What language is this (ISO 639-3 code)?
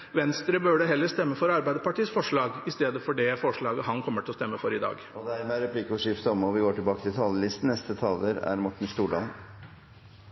nor